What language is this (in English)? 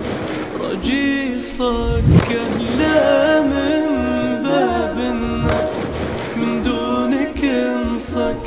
Arabic